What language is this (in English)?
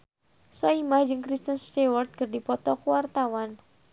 Sundanese